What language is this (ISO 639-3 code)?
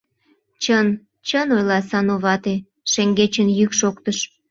chm